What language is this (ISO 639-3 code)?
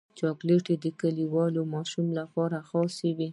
pus